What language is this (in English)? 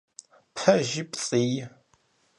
Kabardian